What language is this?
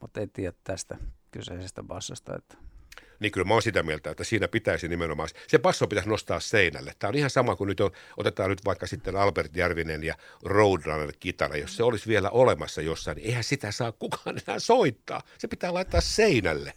Finnish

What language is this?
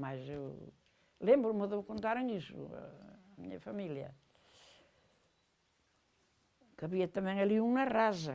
Portuguese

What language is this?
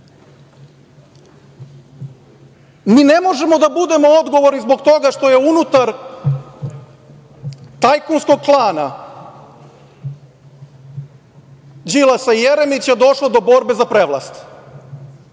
Serbian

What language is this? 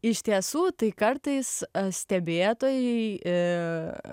Lithuanian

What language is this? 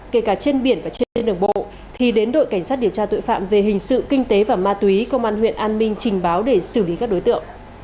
Vietnamese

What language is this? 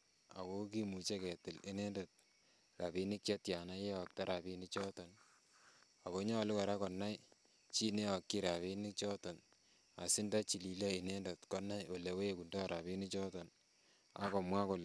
Kalenjin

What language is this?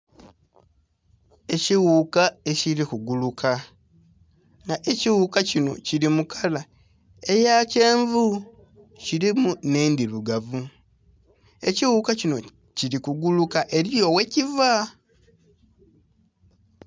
Soga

